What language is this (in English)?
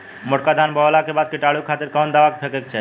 Bhojpuri